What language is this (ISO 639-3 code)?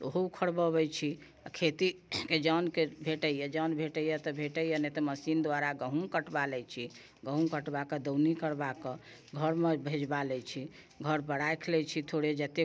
mai